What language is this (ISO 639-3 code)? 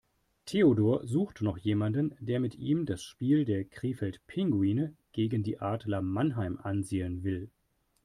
deu